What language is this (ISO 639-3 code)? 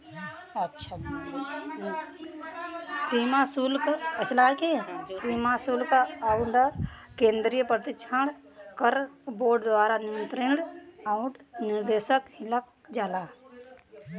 bho